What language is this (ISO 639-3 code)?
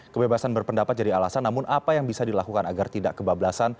ind